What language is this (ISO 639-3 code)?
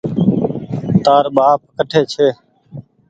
gig